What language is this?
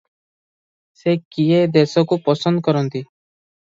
Odia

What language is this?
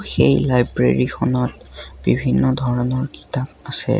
Assamese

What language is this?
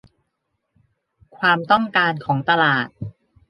Thai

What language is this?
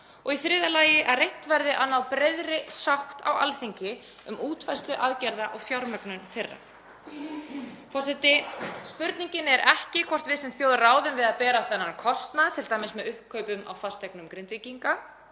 Icelandic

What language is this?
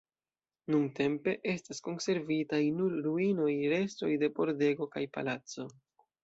Esperanto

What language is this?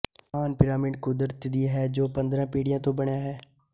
Punjabi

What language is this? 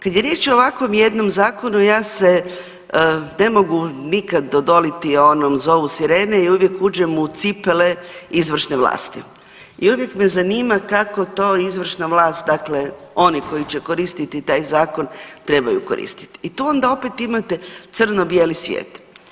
Croatian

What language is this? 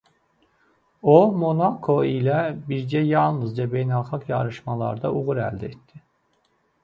Azerbaijani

